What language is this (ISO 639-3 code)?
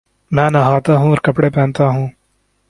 urd